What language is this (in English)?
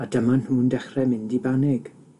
Welsh